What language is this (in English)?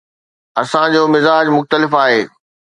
Sindhi